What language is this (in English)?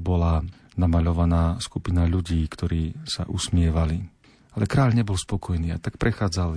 Slovak